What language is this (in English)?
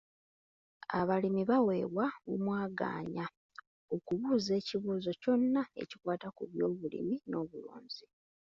Ganda